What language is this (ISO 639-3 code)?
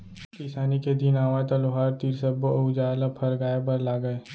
hne